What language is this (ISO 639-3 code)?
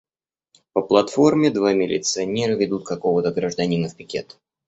rus